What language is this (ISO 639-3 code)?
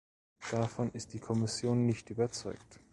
deu